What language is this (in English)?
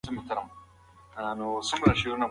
Pashto